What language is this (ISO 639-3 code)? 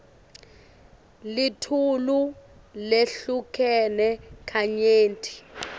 ssw